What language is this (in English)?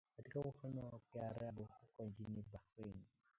Swahili